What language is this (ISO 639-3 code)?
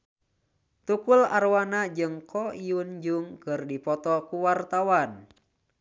sun